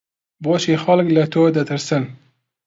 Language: Central Kurdish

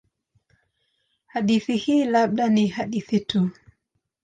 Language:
Swahili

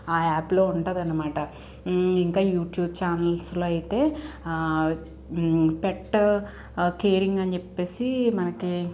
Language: Telugu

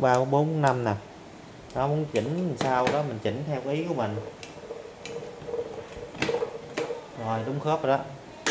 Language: Vietnamese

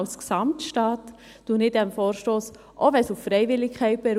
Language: Swiss German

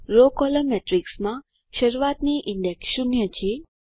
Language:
Gujarati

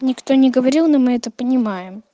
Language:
Russian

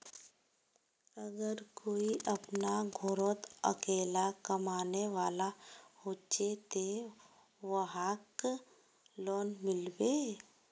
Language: Magahi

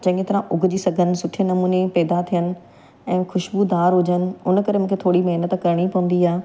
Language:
Sindhi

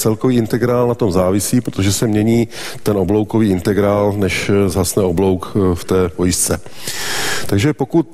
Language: Czech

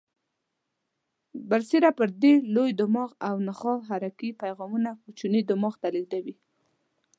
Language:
Pashto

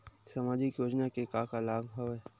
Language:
Chhattisgarhi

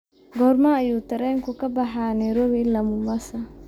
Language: Somali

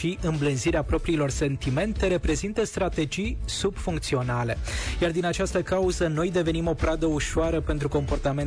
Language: Romanian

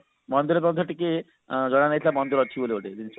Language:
Odia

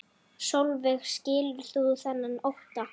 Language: Icelandic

